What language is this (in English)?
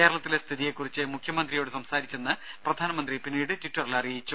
Malayalam